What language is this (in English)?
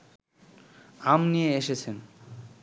Bangla